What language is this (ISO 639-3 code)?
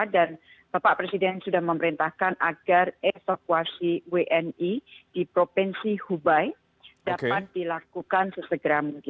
ind